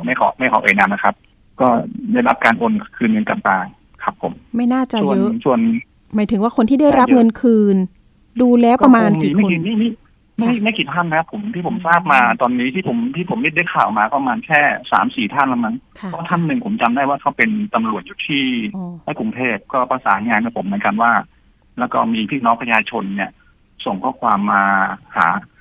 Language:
Thai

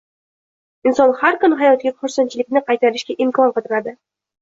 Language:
Uzbek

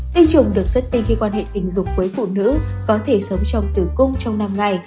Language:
Vietnamese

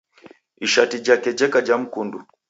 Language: Taita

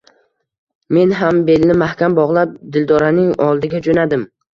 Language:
Uzbek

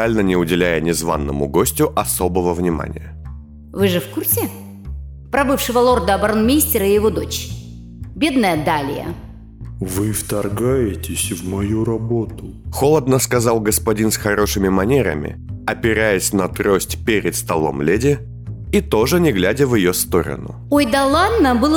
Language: Russian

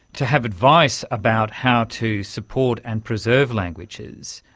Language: English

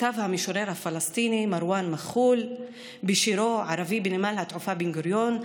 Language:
Hebrew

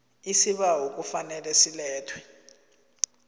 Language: South Ndebele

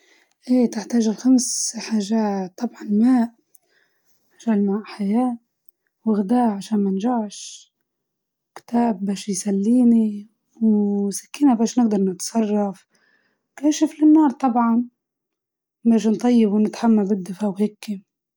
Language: Libyan Arabic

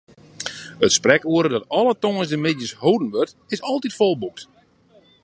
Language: Western Frisian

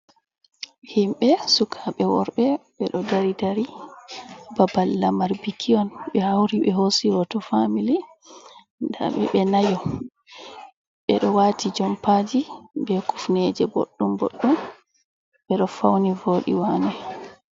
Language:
Fula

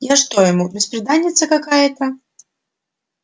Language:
Russian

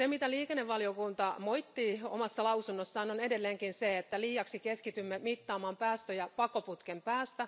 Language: Finnish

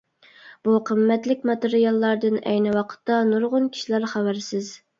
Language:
Uyghur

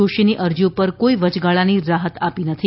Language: Gujarati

